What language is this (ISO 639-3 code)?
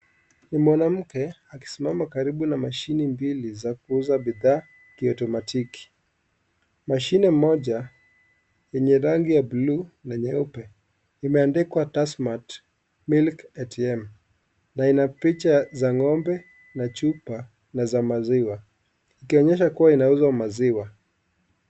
swa